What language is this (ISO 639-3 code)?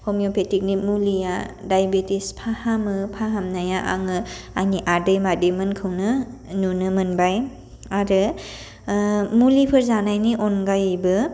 brx